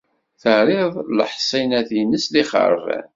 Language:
Kabyle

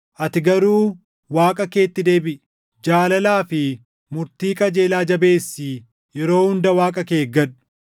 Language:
Oromo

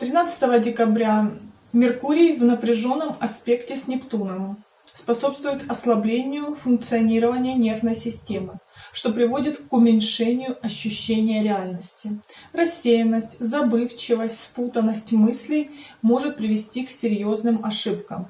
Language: Russian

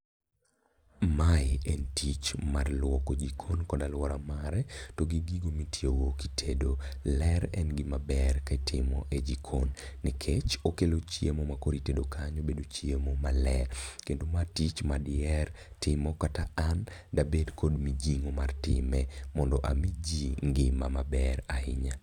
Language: Luo (Kenya and Tanzania)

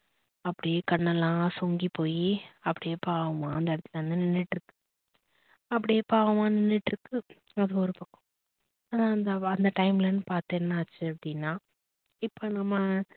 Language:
Tamil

